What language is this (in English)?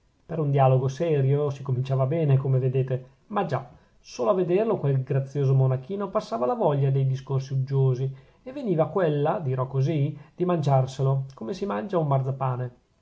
Italian